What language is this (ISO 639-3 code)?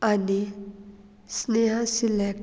kok